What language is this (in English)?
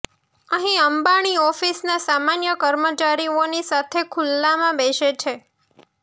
Gujarati